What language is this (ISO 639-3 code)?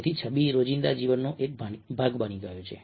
guj